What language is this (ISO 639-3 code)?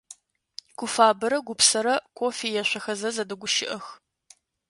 ady